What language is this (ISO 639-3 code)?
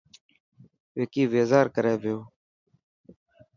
mki